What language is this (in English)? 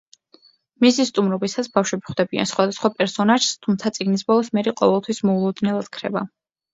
Georgian